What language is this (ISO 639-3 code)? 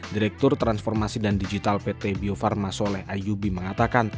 ind